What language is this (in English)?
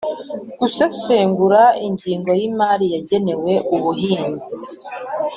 Kinyarwanda